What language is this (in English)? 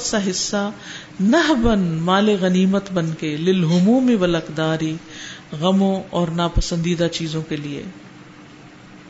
Urdu